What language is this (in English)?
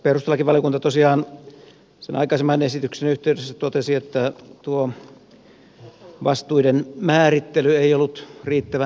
Finnish